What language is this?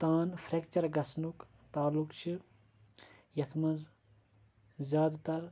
Kashmiri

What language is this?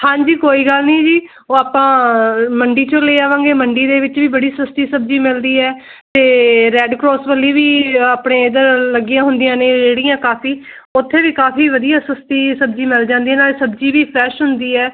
Punjabi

